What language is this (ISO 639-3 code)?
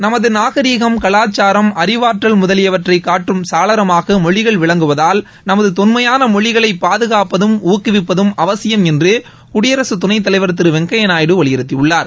tam